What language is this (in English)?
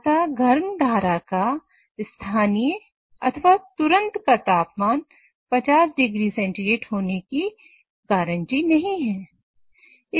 Hindi